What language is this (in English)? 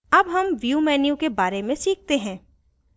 Hindi